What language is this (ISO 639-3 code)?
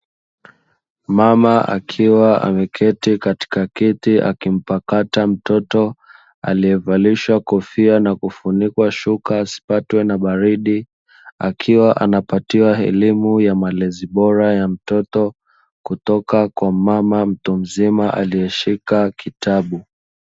swa